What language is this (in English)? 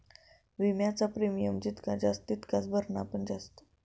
Marathi